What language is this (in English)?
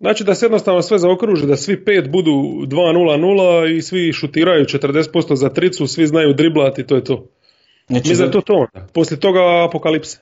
Croatian